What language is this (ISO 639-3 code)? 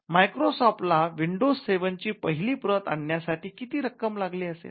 mar